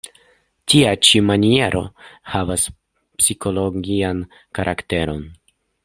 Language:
Esperanto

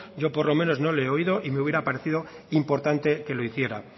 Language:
Spanish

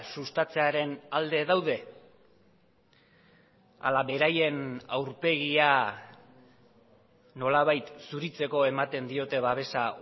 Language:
Basque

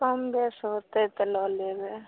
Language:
Maithili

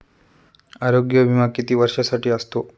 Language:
Marathi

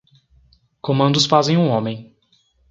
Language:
Portuguese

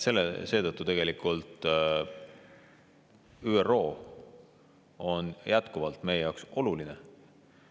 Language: Estonian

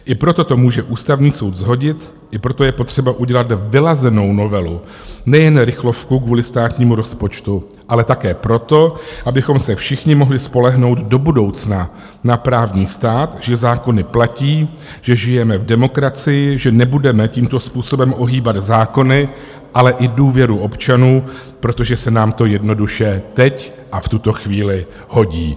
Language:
Czech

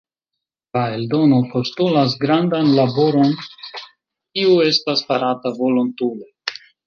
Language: Esperanto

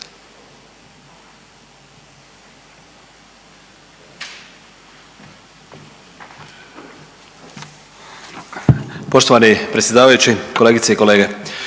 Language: Croatian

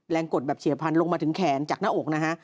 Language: Thai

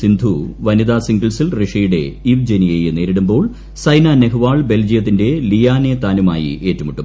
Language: Malayalam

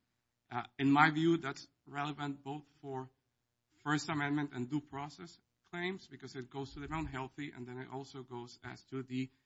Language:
English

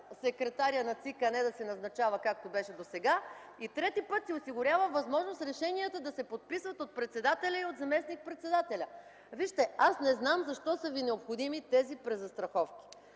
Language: Bulgarian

